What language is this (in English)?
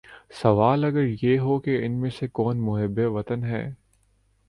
Urdu